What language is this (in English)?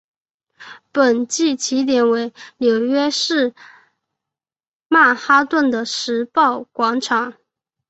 Chinese